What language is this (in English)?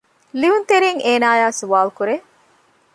Divehi